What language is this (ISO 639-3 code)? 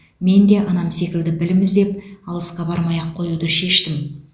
kaz